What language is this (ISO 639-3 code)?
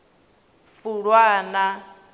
ven